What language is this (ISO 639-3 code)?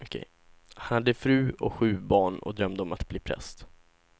swe